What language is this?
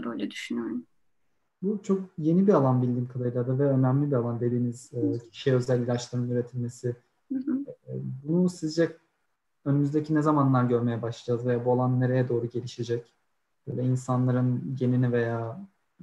Turkish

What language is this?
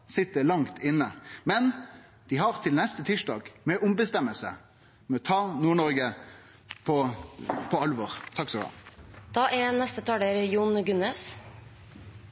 Norwegian Nynorsk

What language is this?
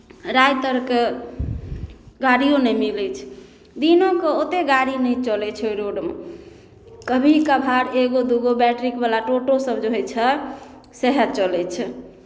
Maithili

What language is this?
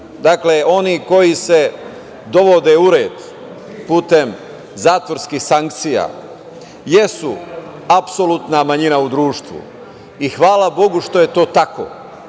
Serbian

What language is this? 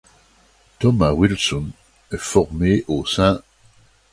French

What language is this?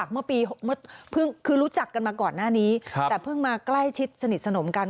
Thai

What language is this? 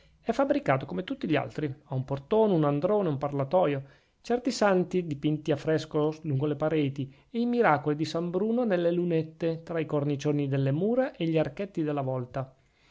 Italian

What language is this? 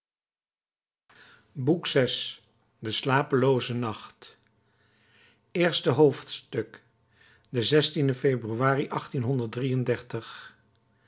Dutch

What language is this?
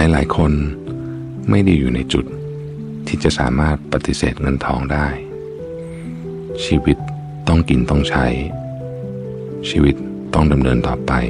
Thai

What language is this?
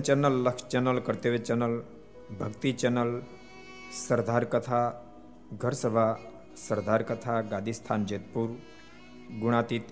Gujarati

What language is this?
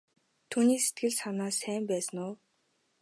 Mongolian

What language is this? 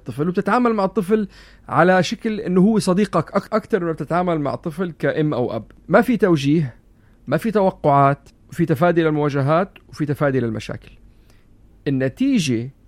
Arabic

